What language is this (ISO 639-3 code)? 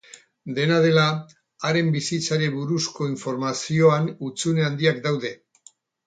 eus